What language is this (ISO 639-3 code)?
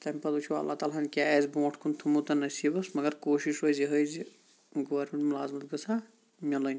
kas